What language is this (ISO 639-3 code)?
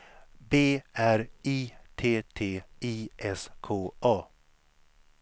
swe